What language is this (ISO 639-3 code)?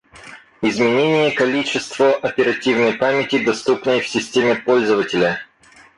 rus